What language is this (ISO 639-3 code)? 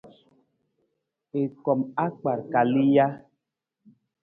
nmz